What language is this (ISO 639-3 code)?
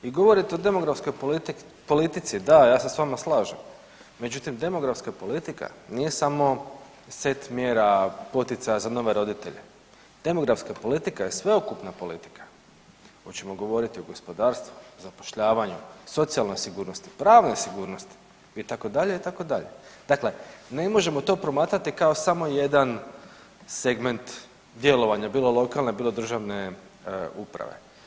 hrv